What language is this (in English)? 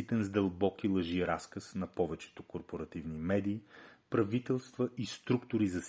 Bulgarian